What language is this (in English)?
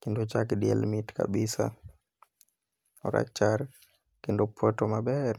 Luo (Kenya and Tanzania)